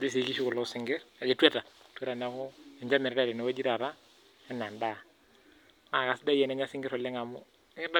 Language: Masai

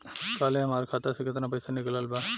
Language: Bhojpuri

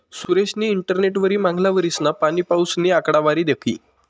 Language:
Marathi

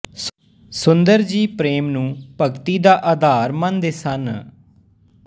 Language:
Punjabi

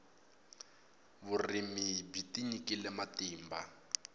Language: Tsonga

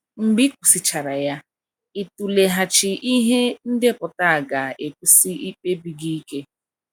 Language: Igbo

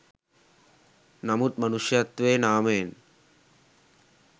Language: Sinhala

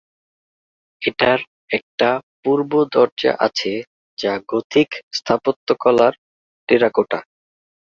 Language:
Bangla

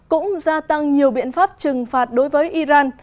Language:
Vietnamese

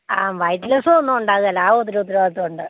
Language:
Malayalam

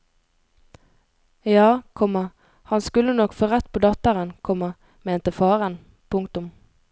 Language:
Norwegian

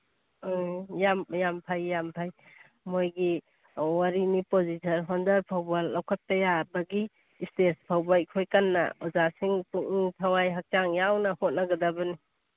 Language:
Manipuri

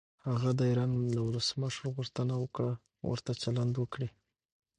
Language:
Pashto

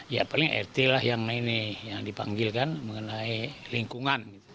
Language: Indonesian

